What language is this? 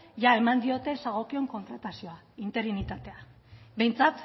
Basque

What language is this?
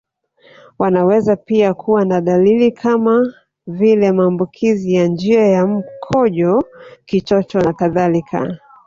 Swahili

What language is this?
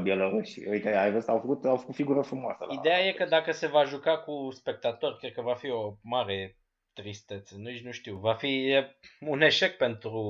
Romanian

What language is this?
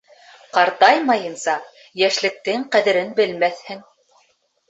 Bashkir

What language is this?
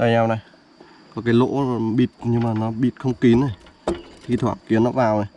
Vietnamese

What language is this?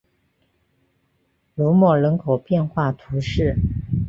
Chinese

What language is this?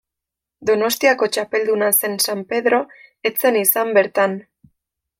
Basque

